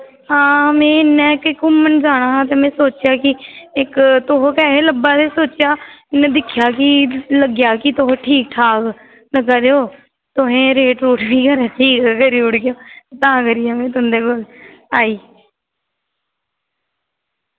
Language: Dogri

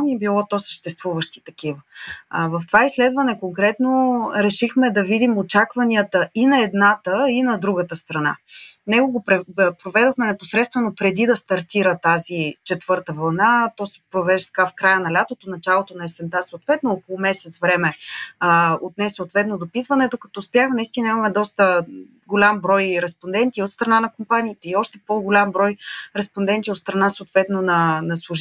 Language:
Bulgarian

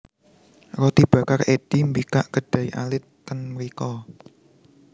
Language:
Javanese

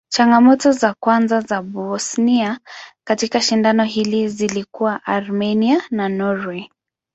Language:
Swahili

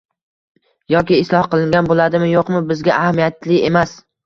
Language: Uzbek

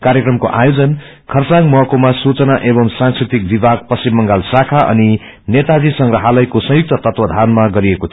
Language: Nepali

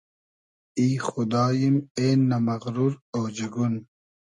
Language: Hazaragi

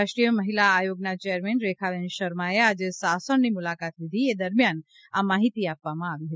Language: Gujarati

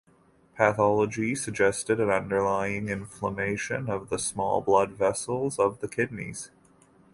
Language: English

